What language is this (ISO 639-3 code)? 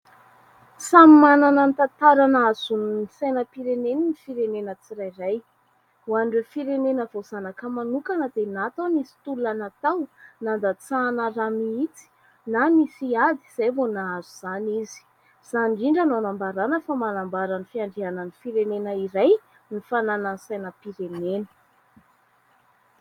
mlg